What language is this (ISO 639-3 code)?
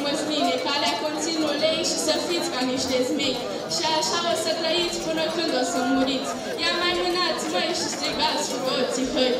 ron